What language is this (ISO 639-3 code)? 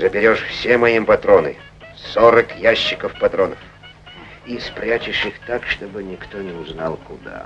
rus